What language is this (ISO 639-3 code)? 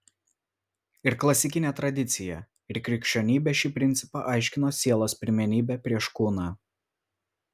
lit